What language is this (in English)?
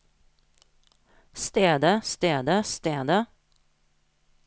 Norwegian